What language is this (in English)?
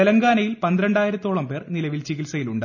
Malayalam